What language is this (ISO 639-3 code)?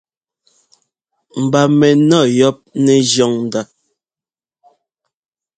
jgo